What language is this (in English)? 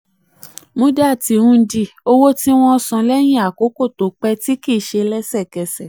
Yoruba